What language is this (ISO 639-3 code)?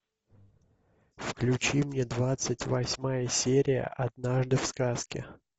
rus